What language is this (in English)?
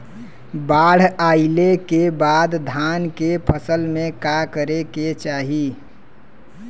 Bhojpuri